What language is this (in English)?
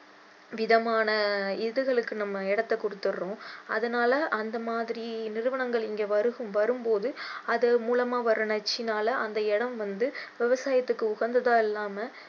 Tamil